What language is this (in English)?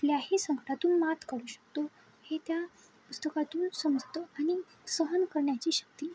Marathi